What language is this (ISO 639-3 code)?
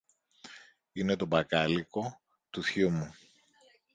ell